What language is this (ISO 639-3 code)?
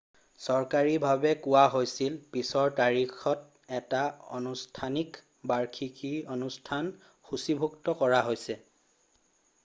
asm